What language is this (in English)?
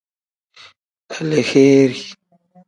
Tem